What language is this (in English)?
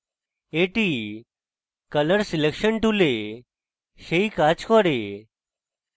Bangla